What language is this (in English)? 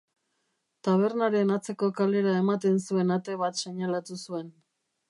Basque